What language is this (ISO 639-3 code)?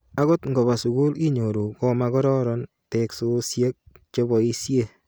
kln